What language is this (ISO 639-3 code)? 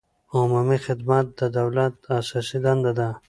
pus